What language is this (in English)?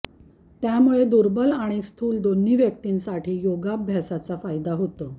Marathi